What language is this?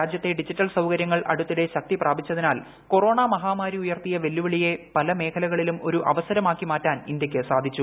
Malayalam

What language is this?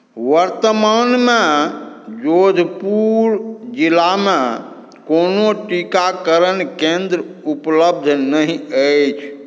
Maithili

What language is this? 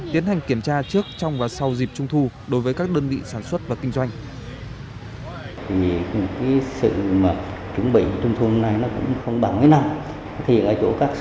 Vietnamese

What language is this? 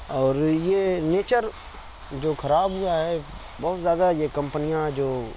Urdu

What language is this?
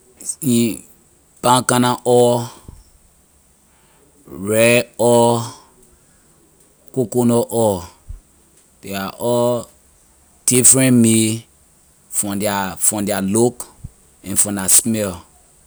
Liberian English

